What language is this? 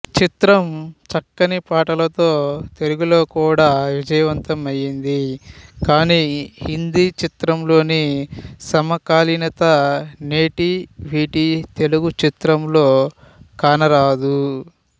Telugu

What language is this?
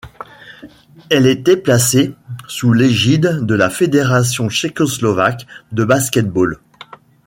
French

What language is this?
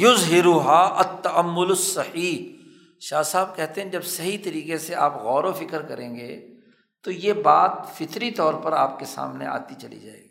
Urdu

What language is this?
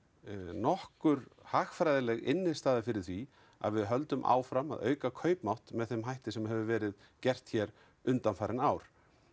Icelandic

